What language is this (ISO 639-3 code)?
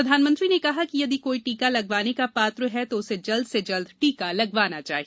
hin